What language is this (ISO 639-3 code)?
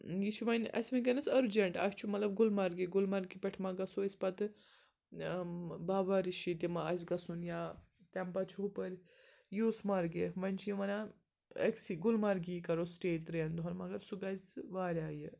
kas